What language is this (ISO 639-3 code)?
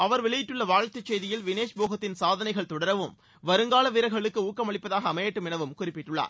tam